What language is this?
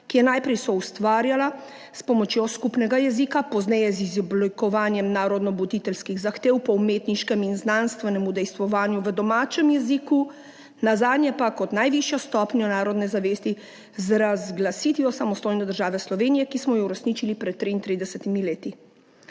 Slovenian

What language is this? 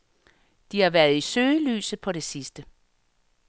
Danish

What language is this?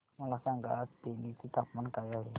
Marathi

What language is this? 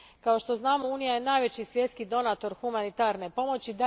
Croatian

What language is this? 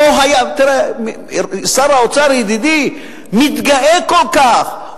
Hebrew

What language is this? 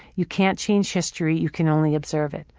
English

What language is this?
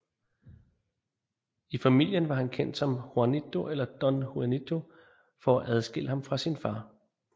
Danish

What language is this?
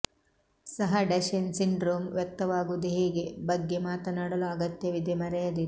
Kannada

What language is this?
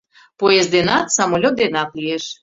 Mari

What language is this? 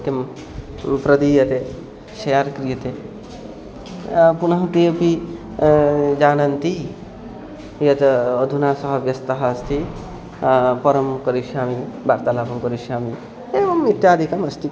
Sanskrit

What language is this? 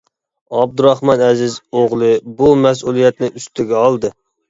Uyghur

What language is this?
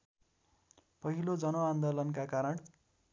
Nepali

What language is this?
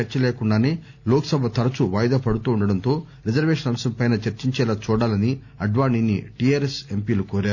Telugu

